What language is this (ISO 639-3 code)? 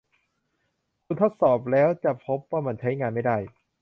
tha